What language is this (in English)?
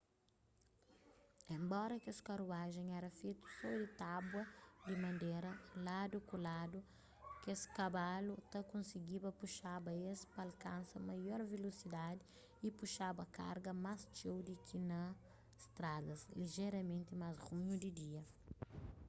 Kabuverdianu